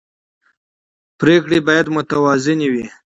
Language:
Pashto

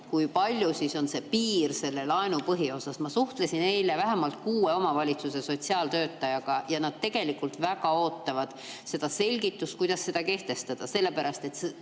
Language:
Estonian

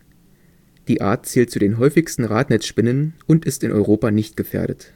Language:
German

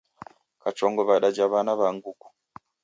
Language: Taita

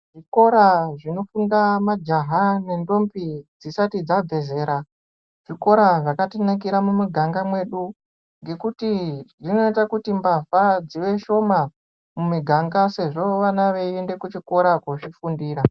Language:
Ndau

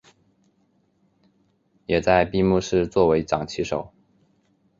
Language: Chinese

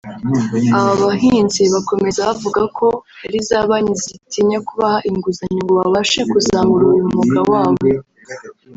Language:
Kinyarwanda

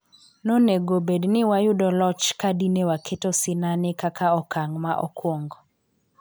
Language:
Luo (Kenya and Tanzania)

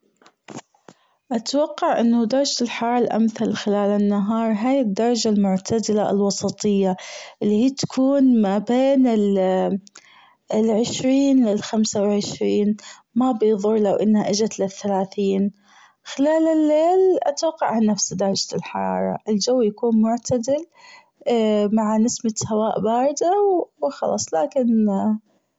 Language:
Gulf Arabic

